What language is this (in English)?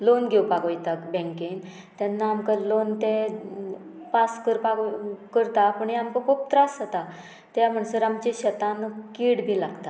Konkani